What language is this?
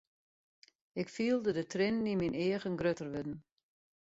Western Frisian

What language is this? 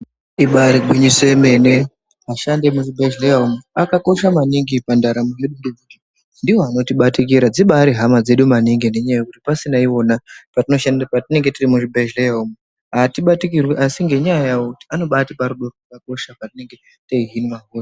Ndau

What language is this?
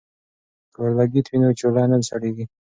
Pashto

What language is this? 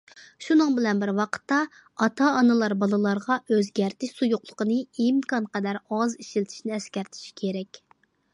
Uyghur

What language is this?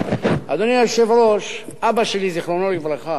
Hebrew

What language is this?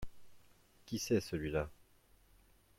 French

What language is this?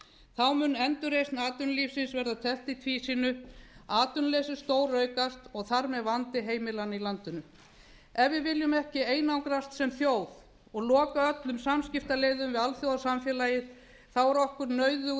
Icelandic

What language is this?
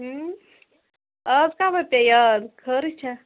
Kashmiri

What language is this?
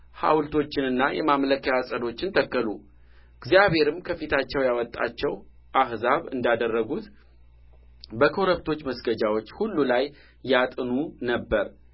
Amharic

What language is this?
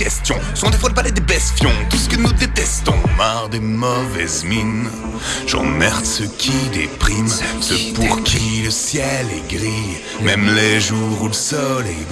French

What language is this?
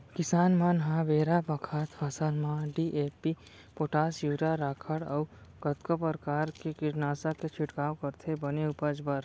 Chhattisgarhi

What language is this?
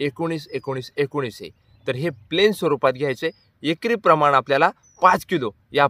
Arabic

